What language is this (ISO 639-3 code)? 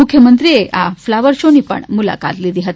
guj